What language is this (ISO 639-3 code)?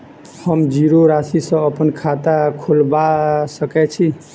mai